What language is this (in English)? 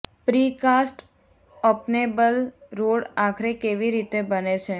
Gujarati